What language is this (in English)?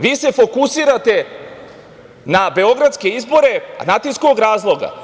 Serbian